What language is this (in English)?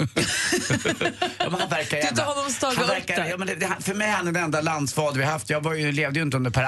Swedish